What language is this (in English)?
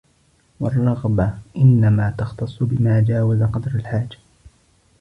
Arabic